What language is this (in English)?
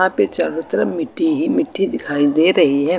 Hindi